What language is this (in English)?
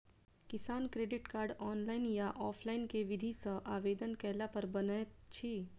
Maithili